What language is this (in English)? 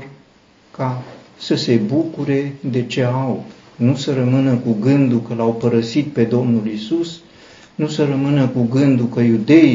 Romanian